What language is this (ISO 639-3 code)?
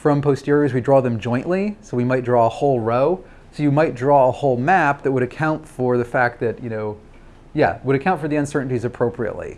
eng